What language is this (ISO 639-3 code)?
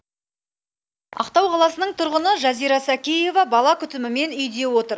kaz